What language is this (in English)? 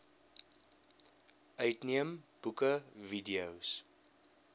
Afrikaans